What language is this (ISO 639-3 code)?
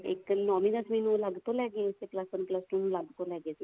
pan